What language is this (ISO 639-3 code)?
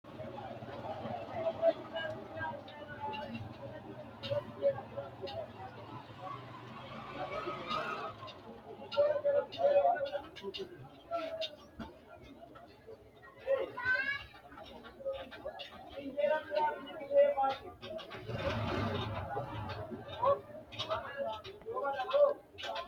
sid